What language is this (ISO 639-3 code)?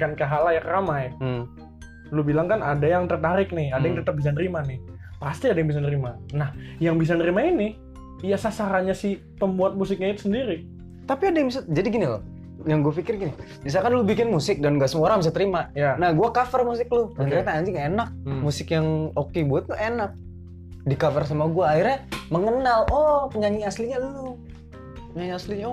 ind